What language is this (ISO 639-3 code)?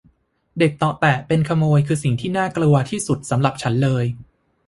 tha